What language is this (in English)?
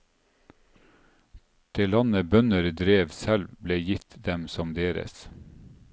Norwegian